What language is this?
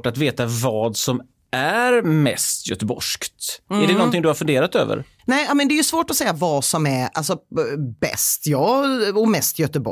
Swedish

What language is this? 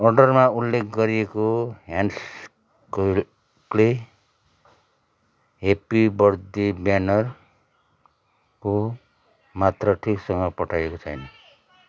Nepali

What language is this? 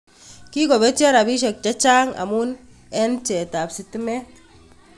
Kalenjin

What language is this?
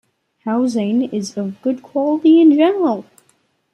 English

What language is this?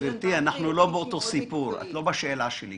Hebrew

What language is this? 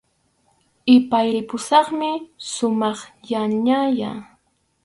Arequipa-La Unión Quechua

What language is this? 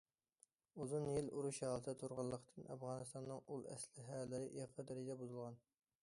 Uyghur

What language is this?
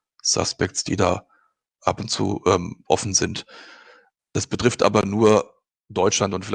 German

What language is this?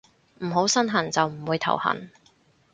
Cantonese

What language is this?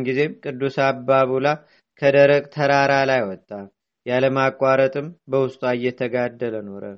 Amharic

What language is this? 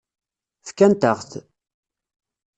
Kabyle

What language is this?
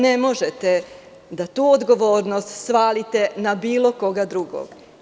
Serbian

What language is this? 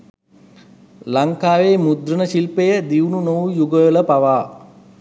Sinhala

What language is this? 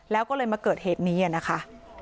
Thai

